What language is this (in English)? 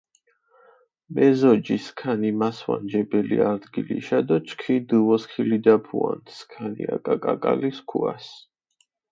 Mingrelian